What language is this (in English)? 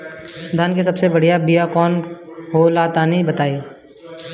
Bhojpuri